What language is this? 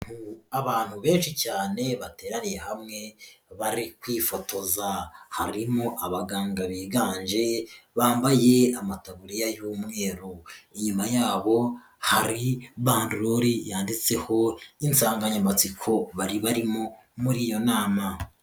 Kinyarwanda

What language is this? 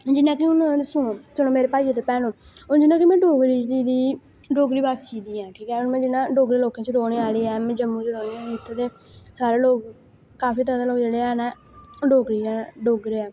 Dogri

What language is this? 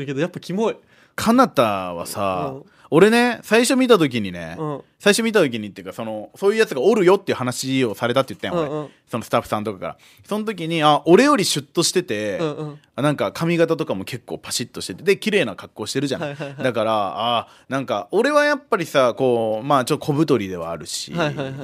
Japanese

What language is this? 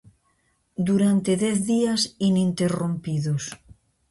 Galician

